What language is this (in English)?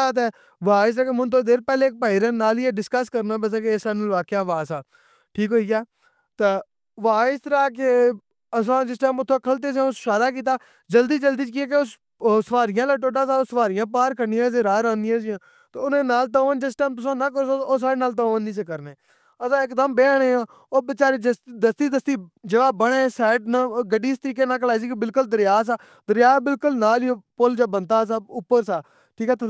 Pahari-Potwari